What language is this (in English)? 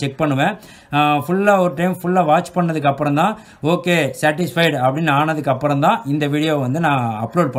Hindi